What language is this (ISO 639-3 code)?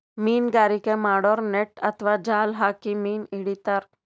kan